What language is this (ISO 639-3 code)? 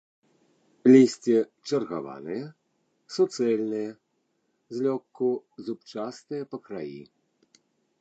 bel